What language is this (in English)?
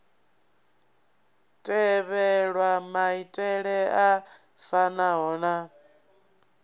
Venda